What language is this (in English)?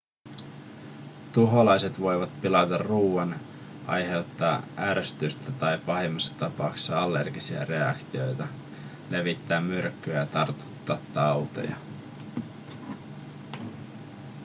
Finnish